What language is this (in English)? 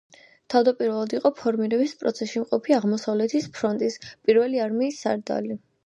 Georgian